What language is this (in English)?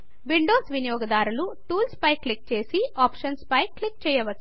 Telugu